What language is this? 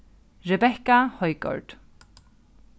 Faroese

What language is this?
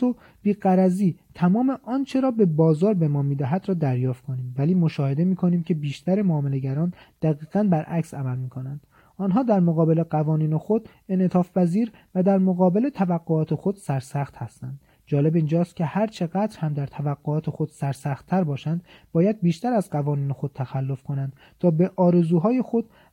Persian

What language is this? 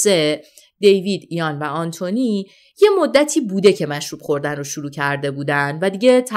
Persian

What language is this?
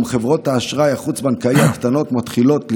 Hebrew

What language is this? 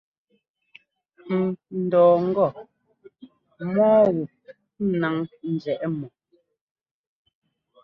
Ngomba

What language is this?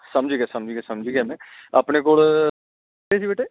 Punjabi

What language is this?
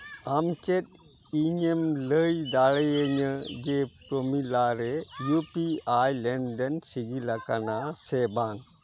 Santali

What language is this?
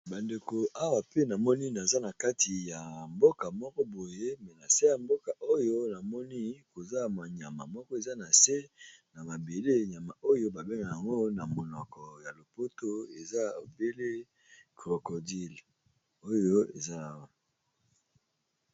Lingala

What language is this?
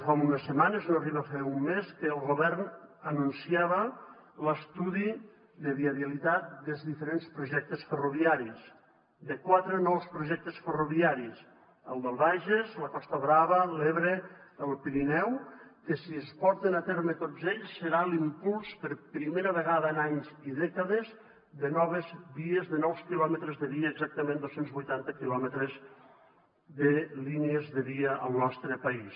Catalan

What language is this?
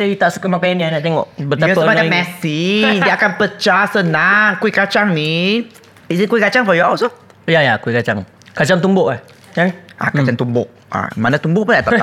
Malay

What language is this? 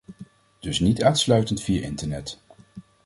Dutch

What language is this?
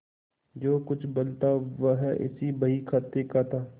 Hindi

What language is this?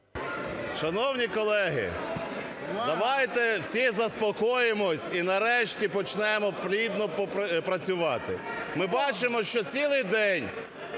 Ukrainian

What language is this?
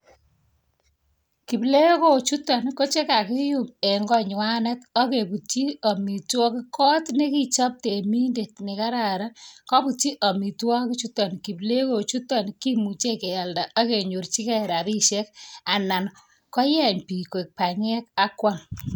Kalenjin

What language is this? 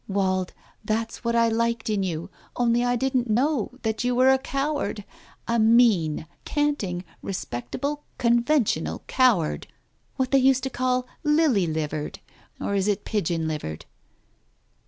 English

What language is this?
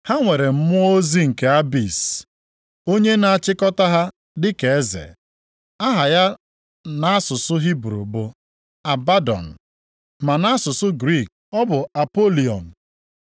Igbo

